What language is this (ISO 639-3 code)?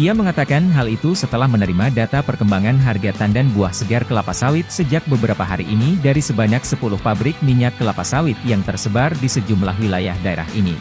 ind